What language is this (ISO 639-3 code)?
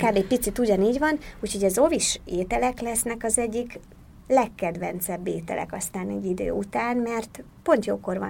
hun